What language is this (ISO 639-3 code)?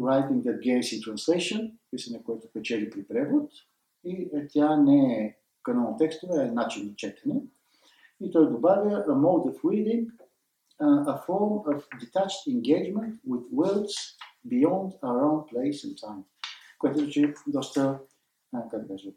bul